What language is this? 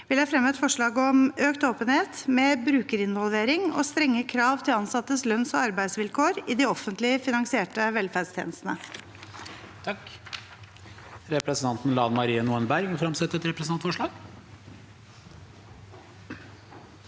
Norwegian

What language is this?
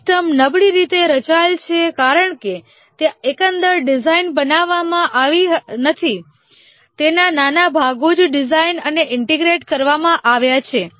Gujarati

